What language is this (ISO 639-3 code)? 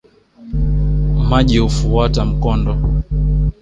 swa